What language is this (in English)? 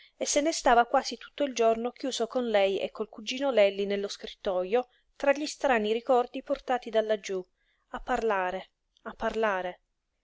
Italian